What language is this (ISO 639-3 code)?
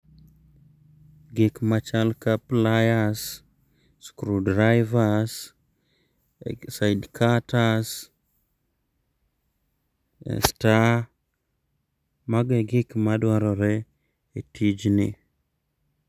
luo